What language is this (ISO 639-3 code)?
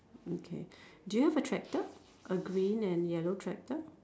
eng